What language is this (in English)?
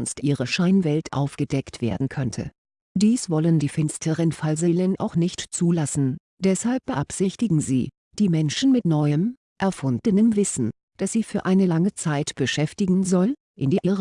German